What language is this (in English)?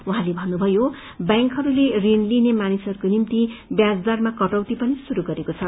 Nepali